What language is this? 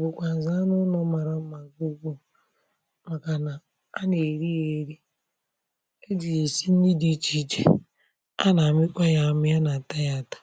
Igbo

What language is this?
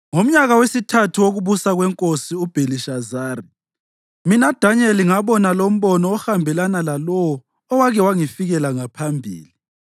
North Ndebele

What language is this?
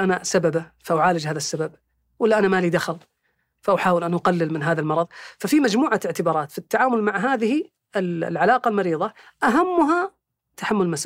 Arabic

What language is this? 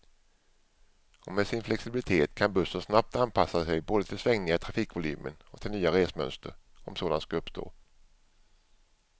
Swedish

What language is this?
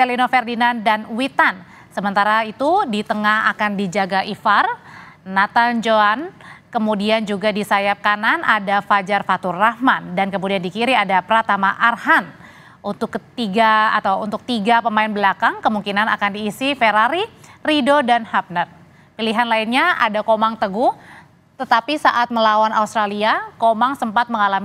Indonesian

